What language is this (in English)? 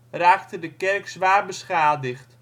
Dutch